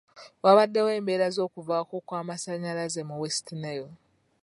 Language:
Ganda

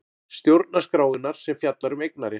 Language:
Icelandic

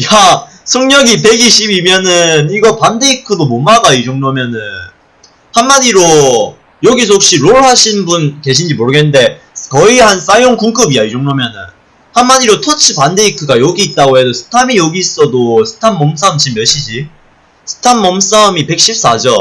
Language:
Korean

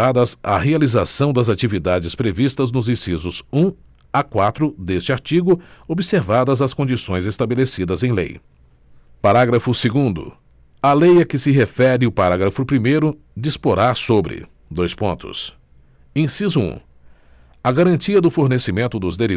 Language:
Portuguese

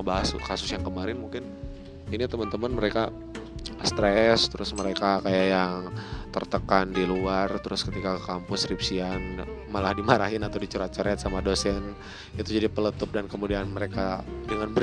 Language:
Indonesian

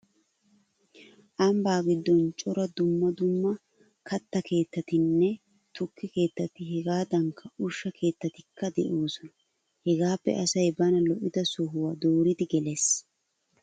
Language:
Wolaytta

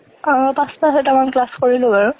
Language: Assamese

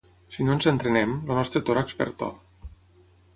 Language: Catalan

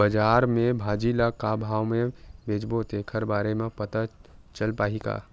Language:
Chhattisgarhi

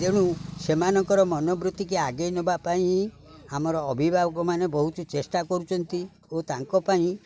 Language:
Odia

